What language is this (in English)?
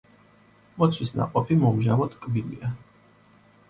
Georgian